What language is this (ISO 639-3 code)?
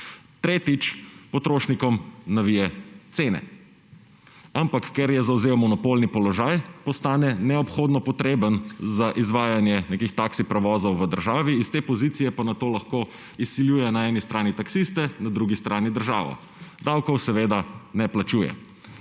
slv